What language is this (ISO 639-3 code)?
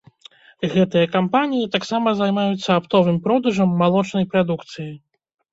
bel